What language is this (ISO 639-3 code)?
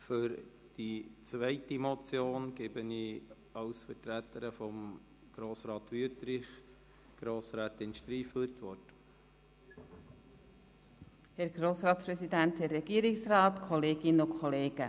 gsw